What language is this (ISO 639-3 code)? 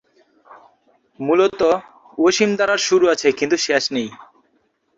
ben